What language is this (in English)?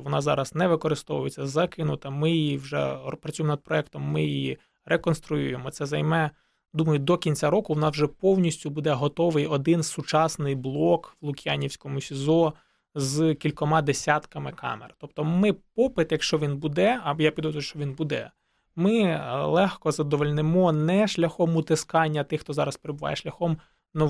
Ukrainian